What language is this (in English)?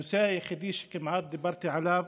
Hebrew